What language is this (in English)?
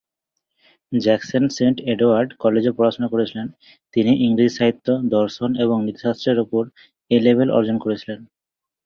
Bangla